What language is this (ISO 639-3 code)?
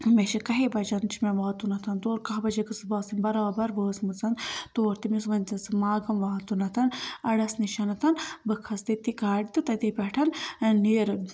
kas